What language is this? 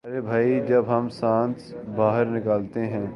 Urdu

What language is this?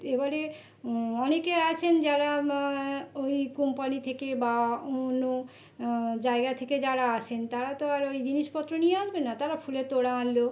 Bangla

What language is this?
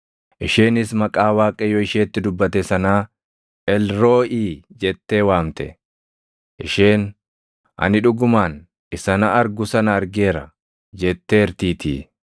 Oromo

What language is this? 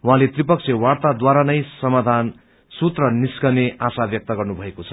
Nepali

